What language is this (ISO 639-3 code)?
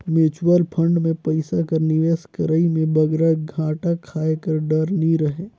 hne